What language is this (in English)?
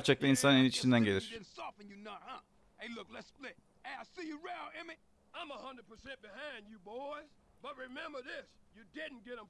Turkish